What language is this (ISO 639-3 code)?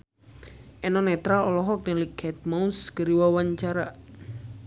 sun